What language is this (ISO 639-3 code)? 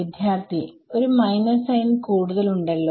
mal